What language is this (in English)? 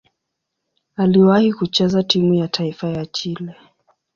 Swahili